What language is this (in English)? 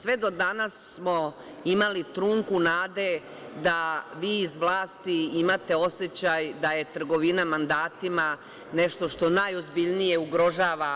Serbian